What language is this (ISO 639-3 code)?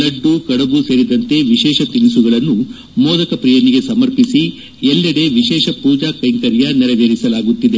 kan